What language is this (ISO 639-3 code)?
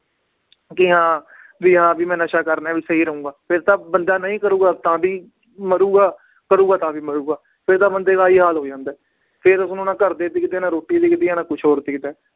pan